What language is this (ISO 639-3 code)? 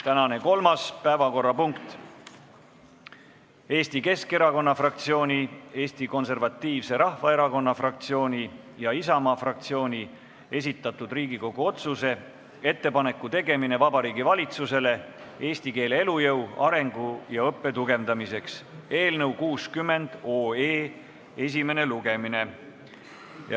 est